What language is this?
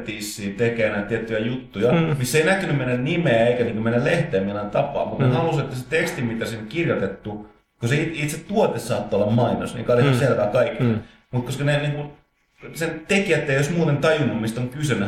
Finnish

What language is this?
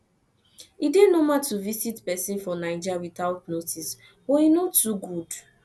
Nigerian Pidgin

